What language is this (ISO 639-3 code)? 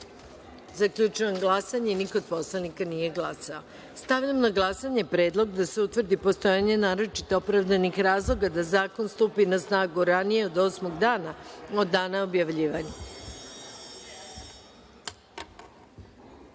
srp